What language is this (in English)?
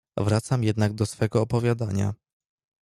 Polish